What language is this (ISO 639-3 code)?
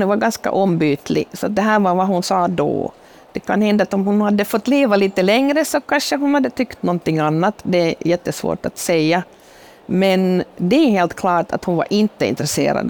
swe